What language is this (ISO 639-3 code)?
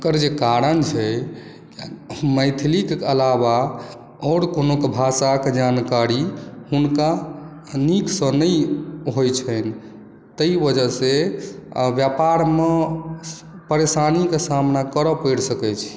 mai